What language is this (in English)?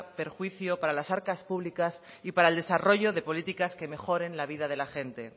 Spanish